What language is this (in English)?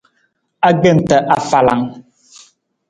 Nawdm